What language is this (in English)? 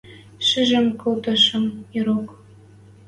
Western Mari